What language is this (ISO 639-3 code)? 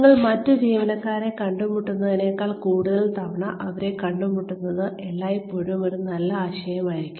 mal